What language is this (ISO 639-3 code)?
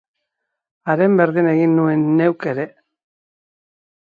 eus